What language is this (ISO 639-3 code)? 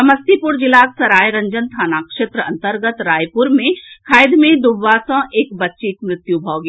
mai